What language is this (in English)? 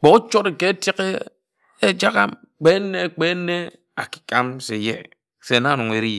Ejagham